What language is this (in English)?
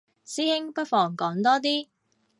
Cantonese